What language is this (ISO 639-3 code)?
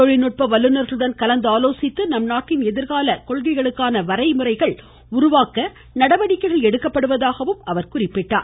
tam